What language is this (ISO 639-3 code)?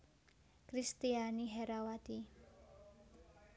jav